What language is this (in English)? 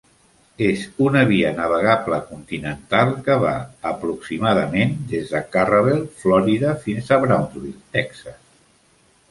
Catalan